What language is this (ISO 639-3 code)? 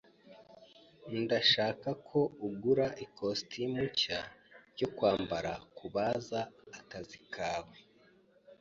kin